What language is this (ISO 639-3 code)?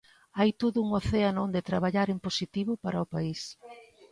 glg